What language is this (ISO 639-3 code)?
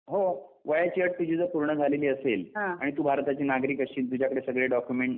mar